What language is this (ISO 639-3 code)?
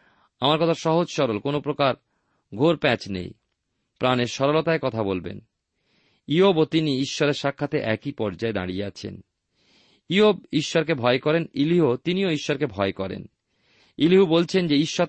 ben